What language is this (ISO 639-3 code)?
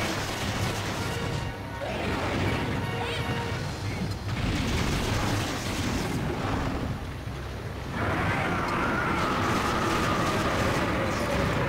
ind